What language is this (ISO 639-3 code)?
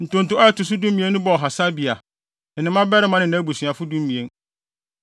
aka